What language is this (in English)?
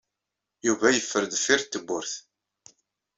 Kabyle